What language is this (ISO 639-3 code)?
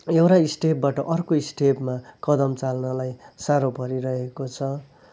nep